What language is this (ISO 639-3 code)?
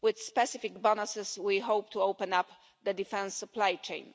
eng